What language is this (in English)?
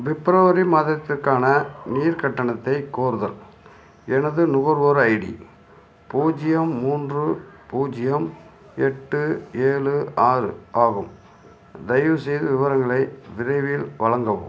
Tamil